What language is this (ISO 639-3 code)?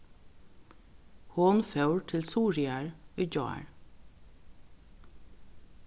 fao